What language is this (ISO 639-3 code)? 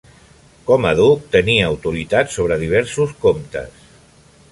cat